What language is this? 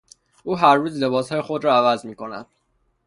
Persian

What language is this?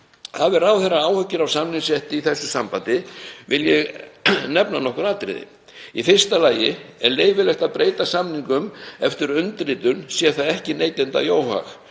Icelandic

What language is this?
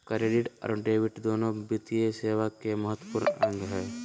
Magahi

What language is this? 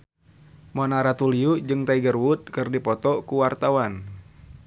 Sundanese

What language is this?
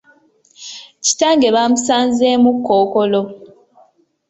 Ganda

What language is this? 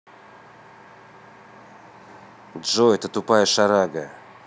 Russian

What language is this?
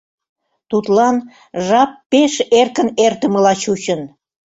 Mari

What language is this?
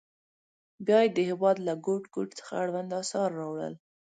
Pashto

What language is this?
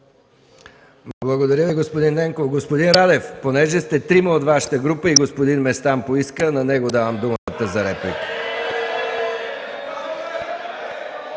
Bulgarian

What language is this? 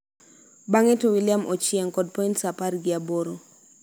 Luo (Kenya and Tanzania)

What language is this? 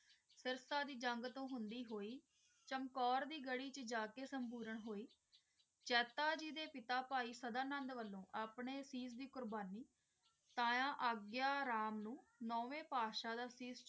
Punjabi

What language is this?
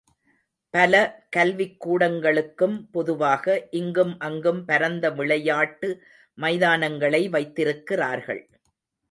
Tamil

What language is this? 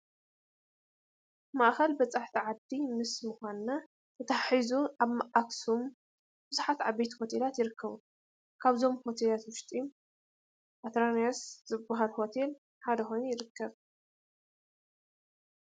Tigrinya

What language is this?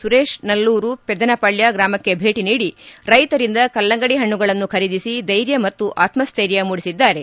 Kannada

